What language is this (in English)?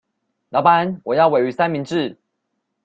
Chinese